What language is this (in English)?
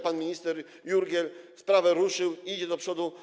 Polish